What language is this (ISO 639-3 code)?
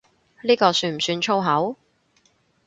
yue